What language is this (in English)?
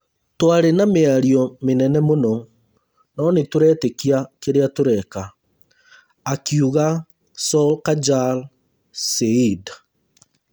Kikuyu